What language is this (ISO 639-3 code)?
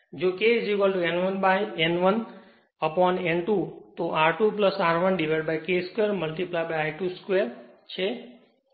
guj